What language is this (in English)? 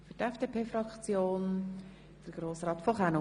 Swiss German